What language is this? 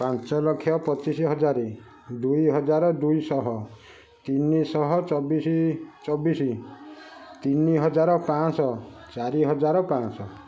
Odia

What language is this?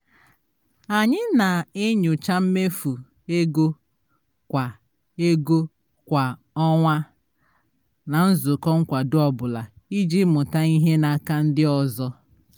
Igbo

